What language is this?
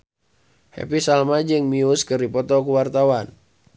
Sundanese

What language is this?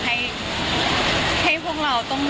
Thai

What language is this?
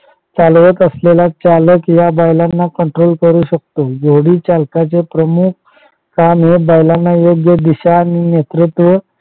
Marathi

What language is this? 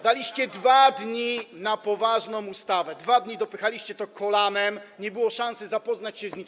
Polish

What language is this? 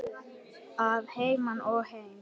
Icelandic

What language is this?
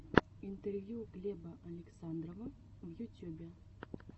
Russian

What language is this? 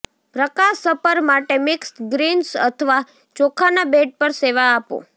Gujarati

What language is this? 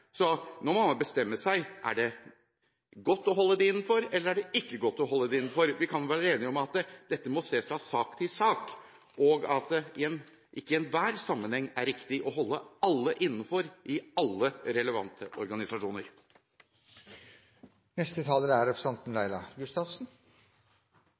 Norwegian Bokmål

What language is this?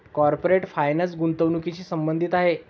Marathi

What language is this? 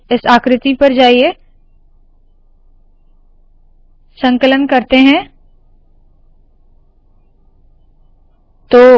Hindi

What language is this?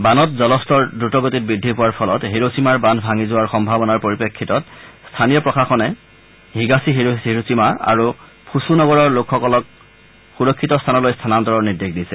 Assamese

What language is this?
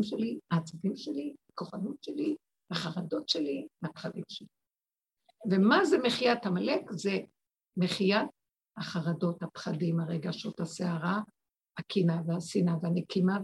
Hebrew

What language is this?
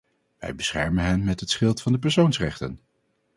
Dutch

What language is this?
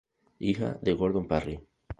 Spanish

